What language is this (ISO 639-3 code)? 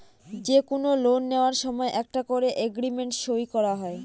ben